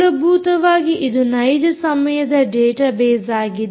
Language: Kannada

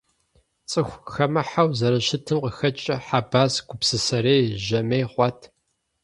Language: Kabardian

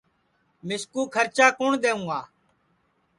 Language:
Sansi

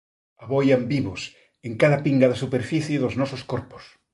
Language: Galician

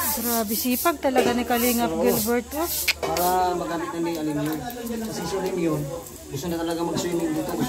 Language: Filipino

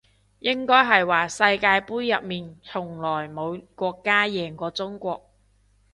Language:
Cantonese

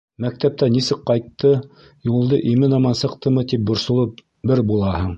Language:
Bashkir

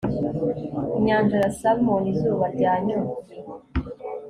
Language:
Kinyarwanda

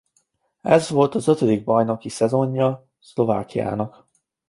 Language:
Hungarian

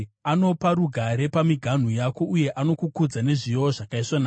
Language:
Shona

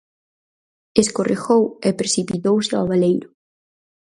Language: Galician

